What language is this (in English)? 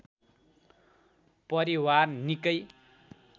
Nepali